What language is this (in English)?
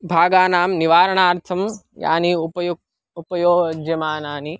Sanskrit